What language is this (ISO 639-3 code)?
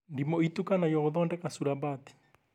kik